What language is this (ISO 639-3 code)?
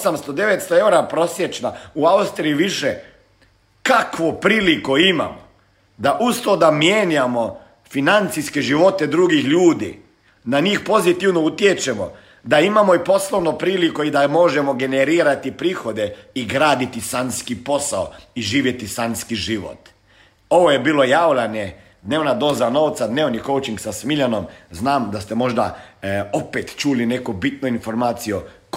hrv